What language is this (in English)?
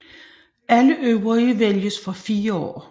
Danish